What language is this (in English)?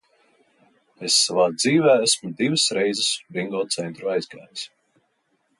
Latvian